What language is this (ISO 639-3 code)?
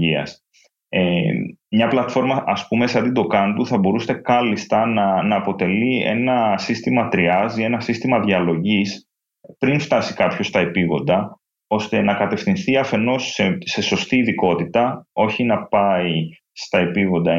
ell